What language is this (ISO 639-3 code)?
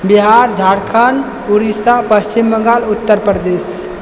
mai